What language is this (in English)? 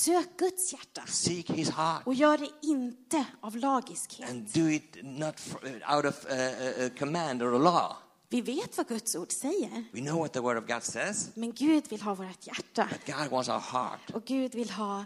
Swedish